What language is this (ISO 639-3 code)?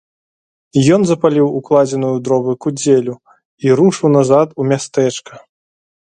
bel